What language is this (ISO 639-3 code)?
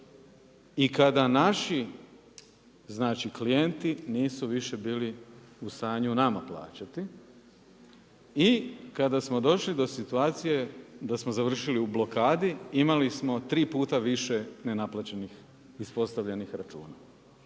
hrv